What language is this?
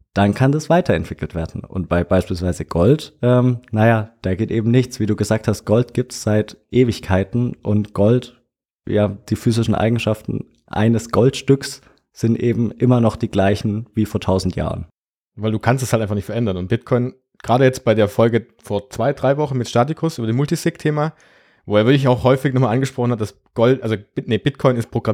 German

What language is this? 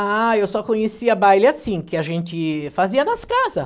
Portuguese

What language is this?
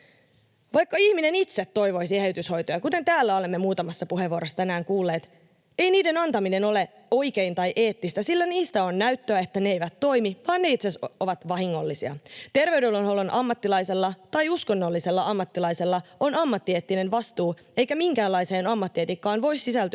Finnish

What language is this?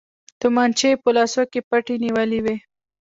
Pashto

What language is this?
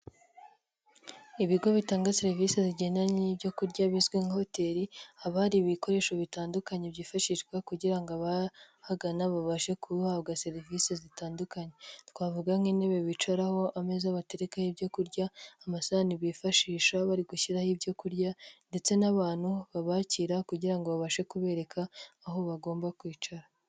Kinyarwanda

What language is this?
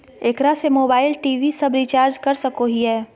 Magahi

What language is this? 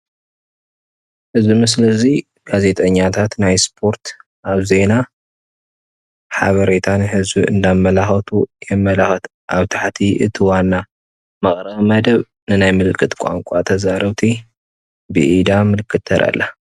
Tigrinya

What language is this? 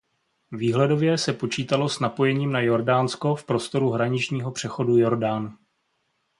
Czech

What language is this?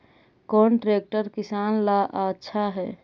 Magahi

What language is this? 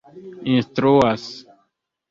Esperanto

